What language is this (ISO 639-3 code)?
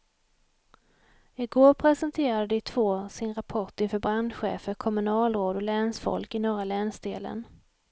swe